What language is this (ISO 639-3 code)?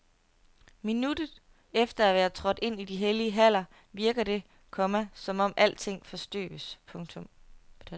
dan